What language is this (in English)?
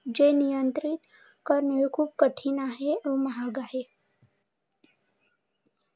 Marathi